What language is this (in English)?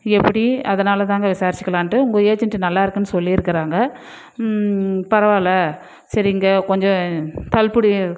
Tamil